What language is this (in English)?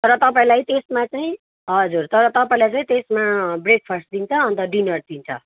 Nepali